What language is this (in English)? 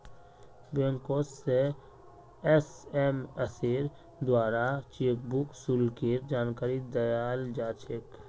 Magahi